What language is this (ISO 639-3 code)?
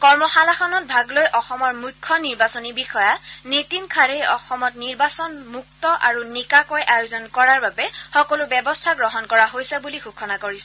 asm